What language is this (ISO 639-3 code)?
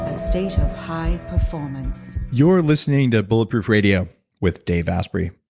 eng